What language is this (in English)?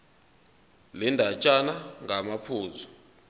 Zulu